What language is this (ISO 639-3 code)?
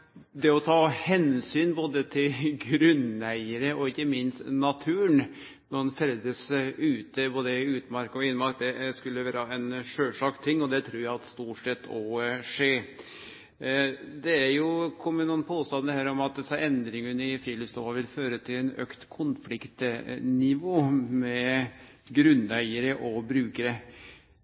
nno